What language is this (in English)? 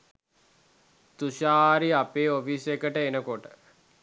Sinhala